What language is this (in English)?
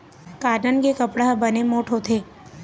Chhattisgarhi